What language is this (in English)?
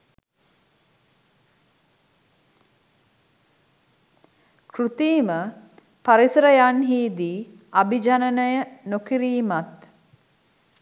Sinhala